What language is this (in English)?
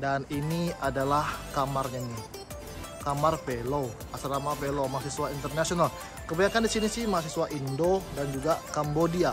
Indonesian